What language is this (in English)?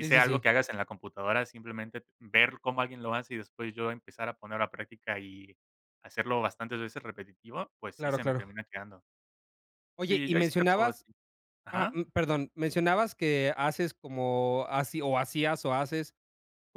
Spanish